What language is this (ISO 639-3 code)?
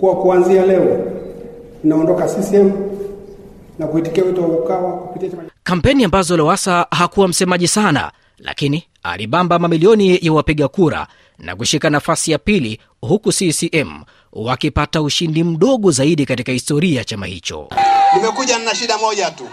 swa